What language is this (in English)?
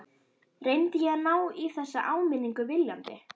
Icelandic